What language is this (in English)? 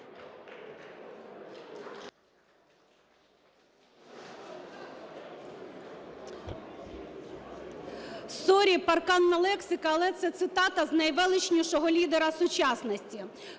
Ukrainian